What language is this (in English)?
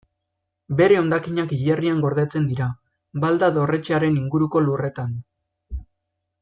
Basque